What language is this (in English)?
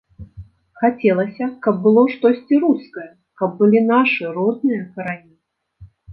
Belarusian